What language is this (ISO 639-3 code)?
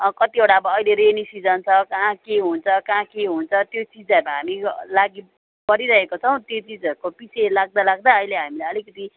nep